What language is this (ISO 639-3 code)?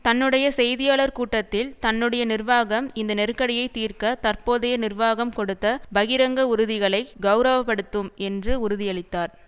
tam